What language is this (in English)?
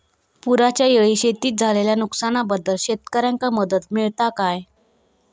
Marathi